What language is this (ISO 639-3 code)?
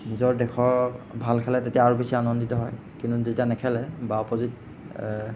asm